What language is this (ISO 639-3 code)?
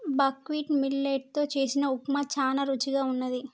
tel